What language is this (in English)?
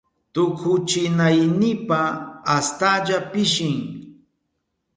Southern Pastaza Quechua